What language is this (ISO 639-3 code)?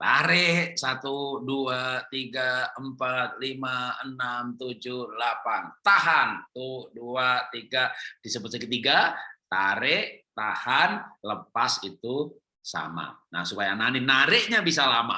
ind